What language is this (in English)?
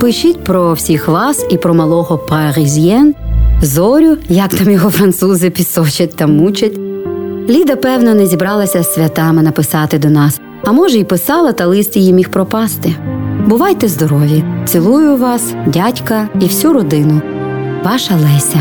Ukrainian